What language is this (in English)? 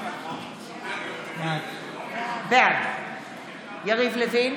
Hebrew